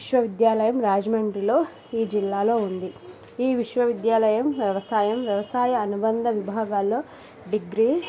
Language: Telugu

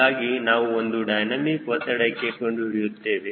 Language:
Kannada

